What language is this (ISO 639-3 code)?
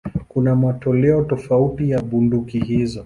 swa